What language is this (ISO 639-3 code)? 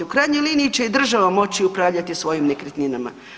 hrv